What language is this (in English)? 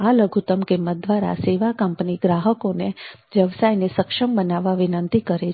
Gujarati